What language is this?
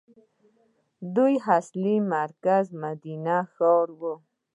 Pashto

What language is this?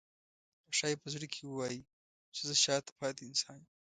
Pashto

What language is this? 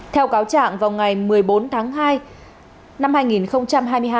Vietnamese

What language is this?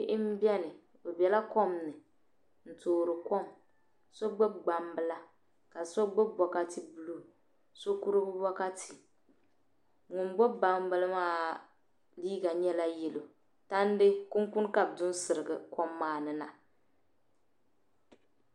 Dagbani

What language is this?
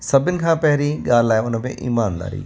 Sindhi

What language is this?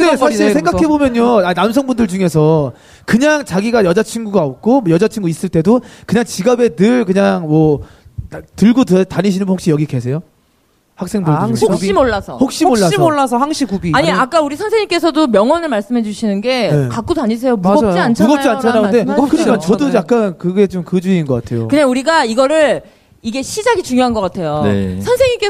Korean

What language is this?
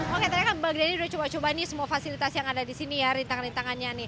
Indonesian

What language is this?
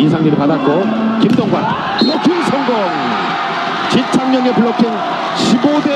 Korean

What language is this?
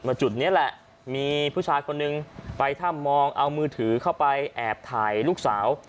Thai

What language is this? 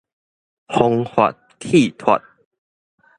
Min Nan Chinese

